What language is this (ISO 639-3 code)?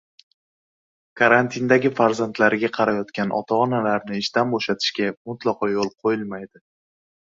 uzb